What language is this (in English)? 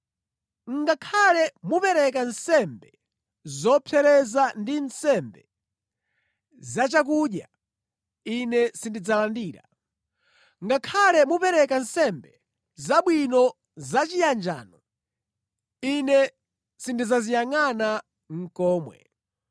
Nyanja